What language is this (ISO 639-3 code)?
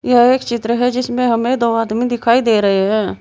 hin